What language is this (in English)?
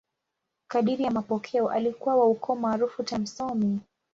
Swahili